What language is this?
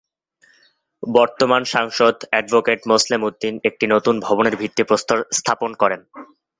Bangla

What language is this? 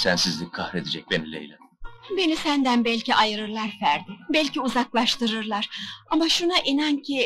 Turkish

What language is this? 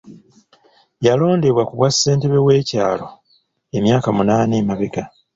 Ganda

